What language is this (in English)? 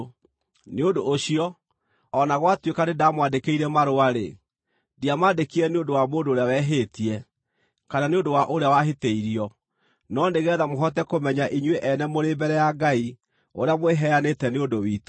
Kikuyu